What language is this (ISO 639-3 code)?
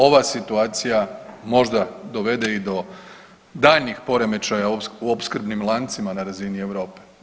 hrv